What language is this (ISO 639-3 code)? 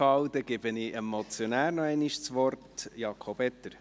gsw